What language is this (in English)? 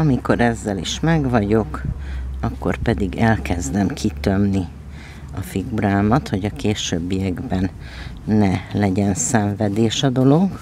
Hungarian